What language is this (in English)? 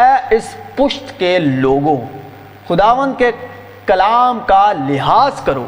Urdu